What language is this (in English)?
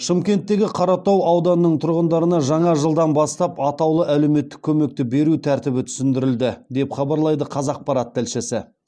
Kazakh